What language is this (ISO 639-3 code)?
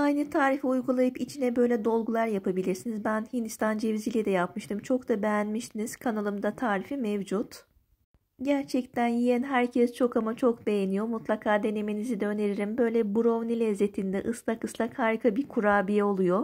tur